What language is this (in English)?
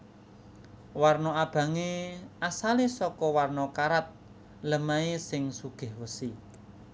Javanese